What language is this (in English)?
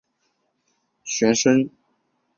Chinese